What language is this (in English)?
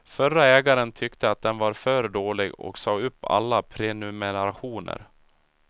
Swedish